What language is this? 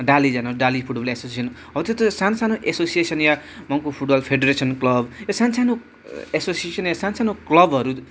Nepali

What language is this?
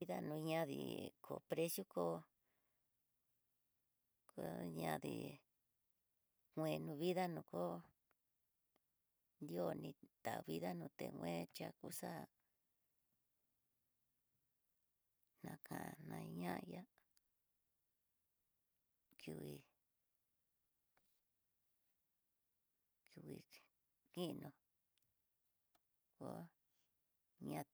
Tidaá Mixtec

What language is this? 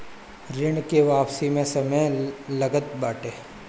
Bhojpuri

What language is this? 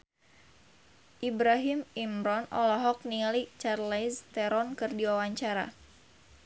Sundanese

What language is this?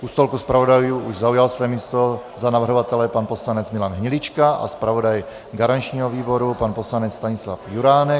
Czech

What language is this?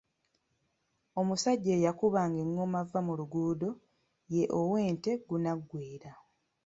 Ganda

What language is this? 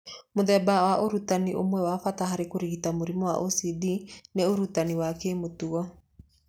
Kikuyu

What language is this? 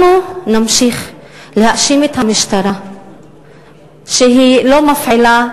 Hebrew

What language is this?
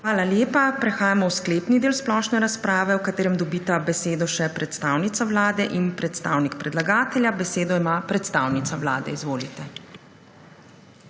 Slovenian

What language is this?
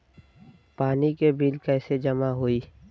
Bhojpuri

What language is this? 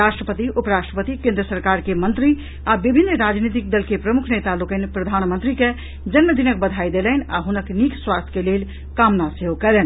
Maithili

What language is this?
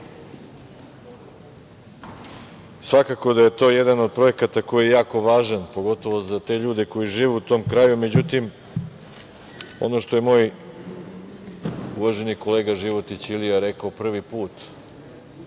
Serbian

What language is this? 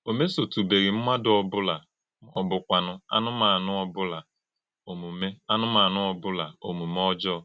Igbo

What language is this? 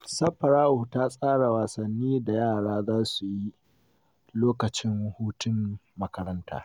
Hausa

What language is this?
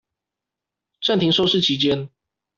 Chinese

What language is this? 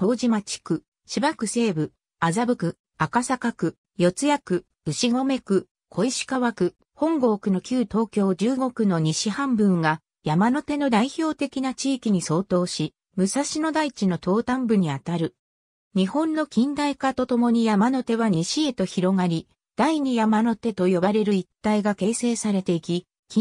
Japanese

